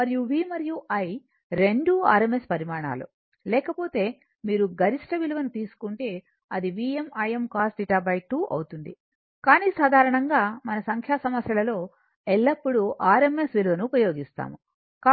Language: Telugu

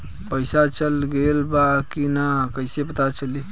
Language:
Bhojpuri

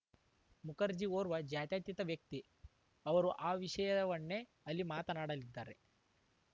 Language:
Kannada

